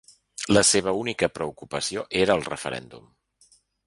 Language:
Catalan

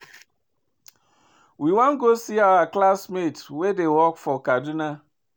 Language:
Nigerian Pidgin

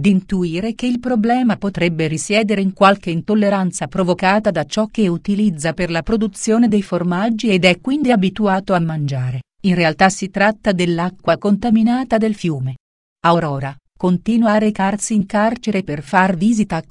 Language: Italian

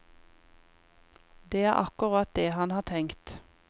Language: Norwegian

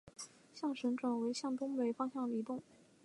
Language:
Chinese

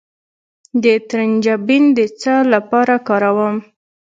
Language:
Pashto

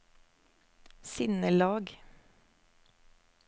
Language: Norwegian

